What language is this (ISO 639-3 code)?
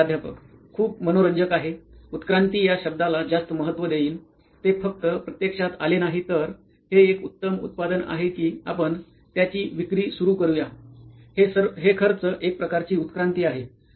mar